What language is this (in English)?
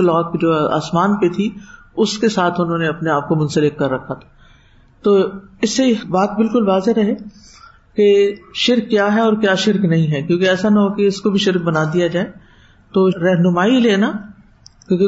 Urdu